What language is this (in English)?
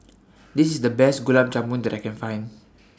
English